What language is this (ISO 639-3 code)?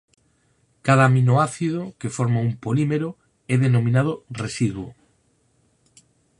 glg